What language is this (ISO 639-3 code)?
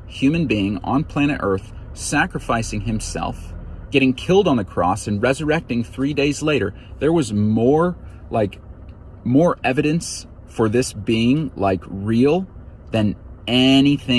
eng